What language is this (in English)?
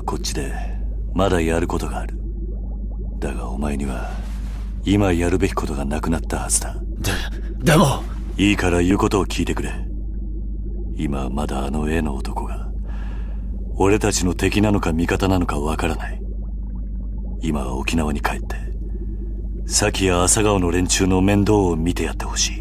Japanese